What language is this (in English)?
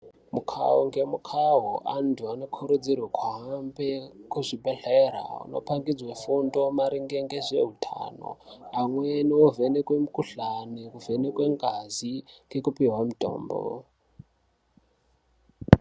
Ndau